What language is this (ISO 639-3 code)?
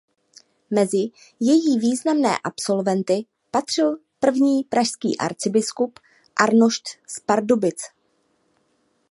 ces